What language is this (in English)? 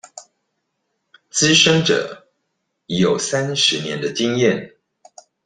Chinese